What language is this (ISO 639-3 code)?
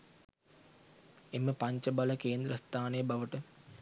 sin